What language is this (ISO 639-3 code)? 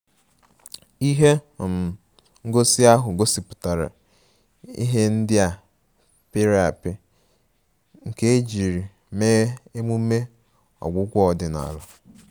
ibo